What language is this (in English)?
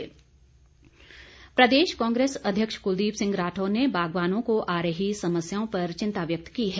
Hindi